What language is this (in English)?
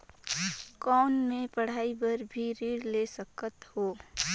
Chhattisgarhi